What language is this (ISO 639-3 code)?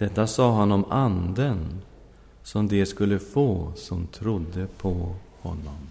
swe